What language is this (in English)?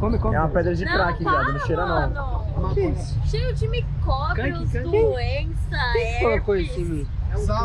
Portuguese